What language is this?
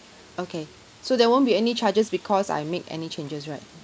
English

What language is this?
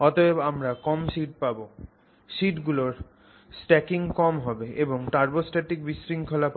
Bangla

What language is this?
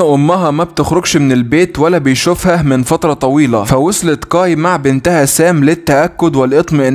Arabic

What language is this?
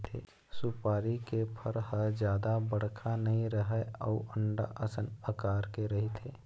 Chhattisgarhi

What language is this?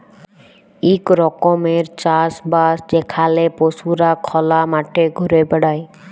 Bangla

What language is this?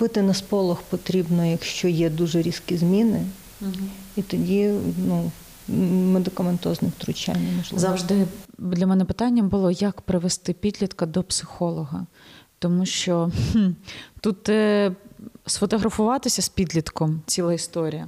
Ukrainian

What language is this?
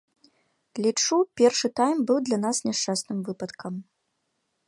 Belarusian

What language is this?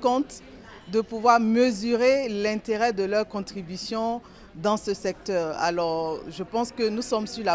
French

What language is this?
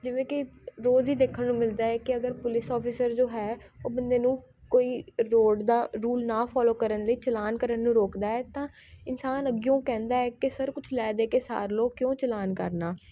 Punjabi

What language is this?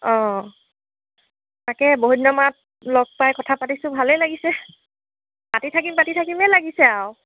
Assamese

